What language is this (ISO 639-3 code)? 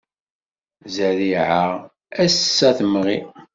kab